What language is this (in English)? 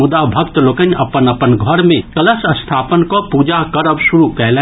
Maithili